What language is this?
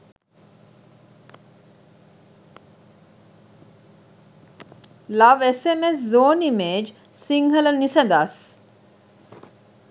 Sinhala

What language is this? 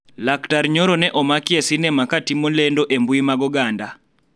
Luo (Kenya and Tanzania)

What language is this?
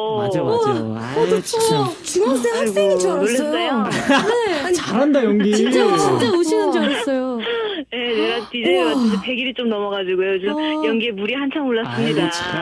Korean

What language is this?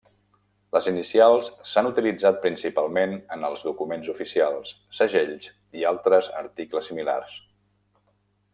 Catalan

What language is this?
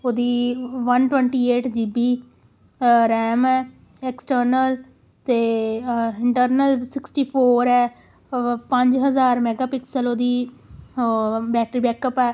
Punjabi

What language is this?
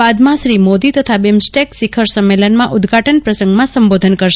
Gujarati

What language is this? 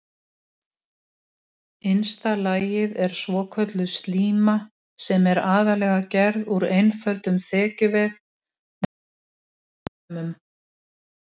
Icelandic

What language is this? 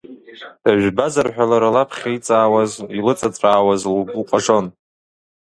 Abkhazian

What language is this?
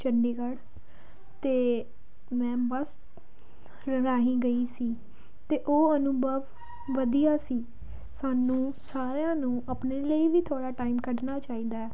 Punjabi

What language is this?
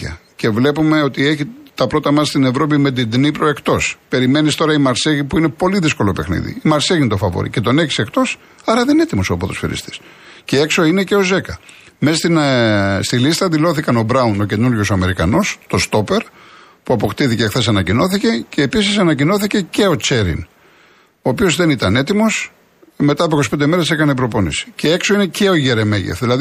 Greek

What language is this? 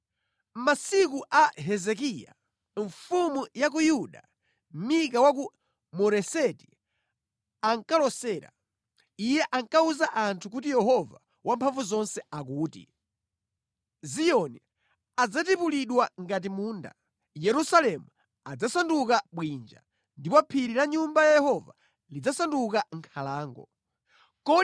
Nyanja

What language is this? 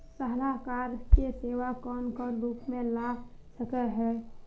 Magahi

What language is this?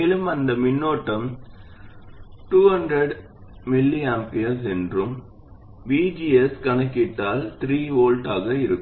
Tamil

